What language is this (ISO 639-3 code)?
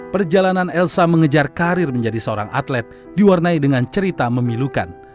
ind